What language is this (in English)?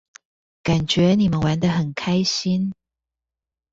Chinese